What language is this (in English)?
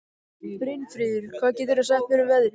Icelandic